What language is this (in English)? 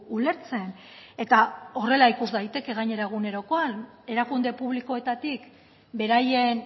Basque